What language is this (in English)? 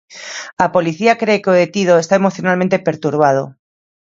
Galician